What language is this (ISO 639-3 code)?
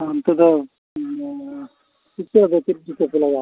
sat